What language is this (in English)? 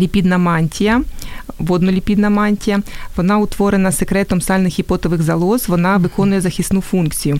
Ukrainian